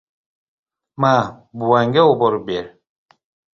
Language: Uzbek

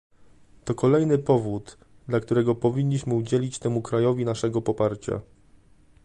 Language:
Polish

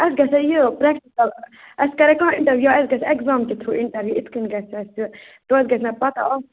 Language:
Kashmiri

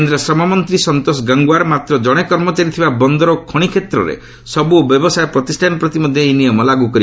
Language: Odia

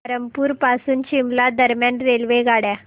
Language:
Marathi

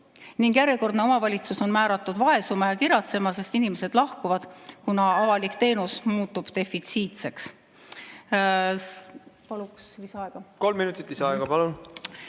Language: Estonian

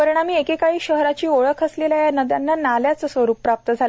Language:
Marathi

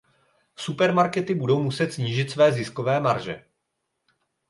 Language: Czech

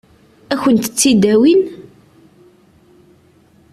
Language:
Kabyle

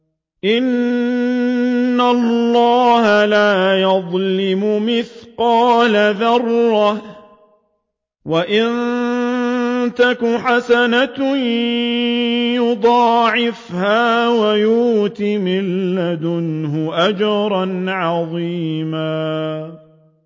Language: Arabic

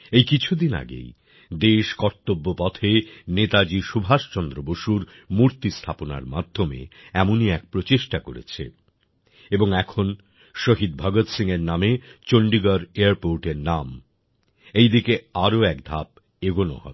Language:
Bangla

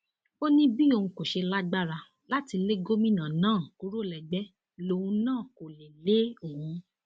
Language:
Yoruba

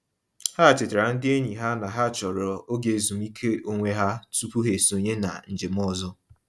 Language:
Igbo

